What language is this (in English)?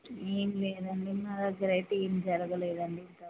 Telugu